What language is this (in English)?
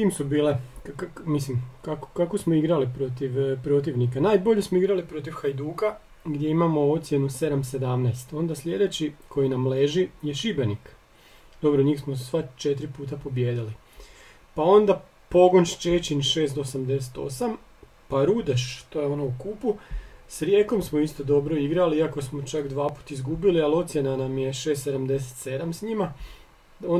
Croatian